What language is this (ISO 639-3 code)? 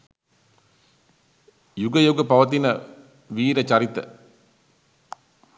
sin